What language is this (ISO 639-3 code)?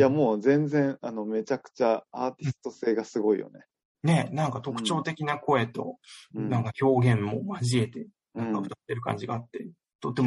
jpn